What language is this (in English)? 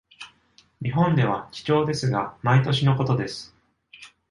Japanese